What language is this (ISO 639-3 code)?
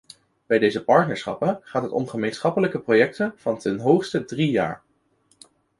nld